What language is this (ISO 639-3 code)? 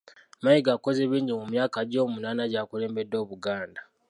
lug